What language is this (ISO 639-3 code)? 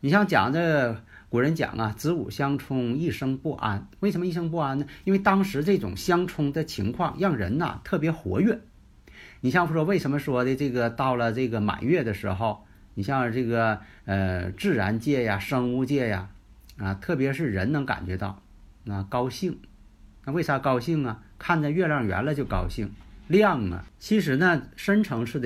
zho